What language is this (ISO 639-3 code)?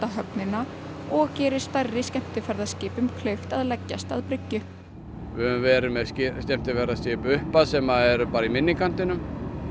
isl